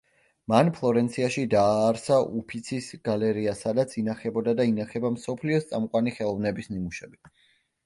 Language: Georgian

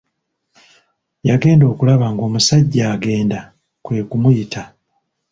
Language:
Ganda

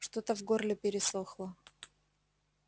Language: Russian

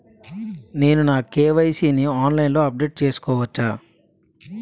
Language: Telugu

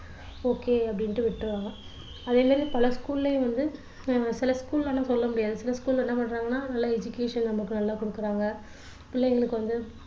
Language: Tamil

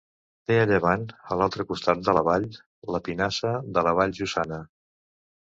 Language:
Catalan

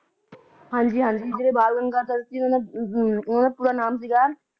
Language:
Punjabi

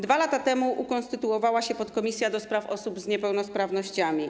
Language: Polish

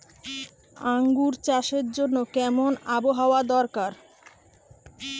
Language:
Bangla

